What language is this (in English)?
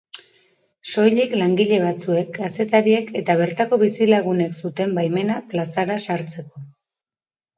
Basque